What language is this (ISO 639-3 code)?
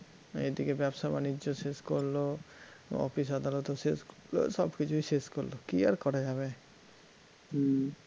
ben